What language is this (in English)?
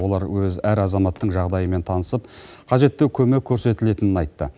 Kazakh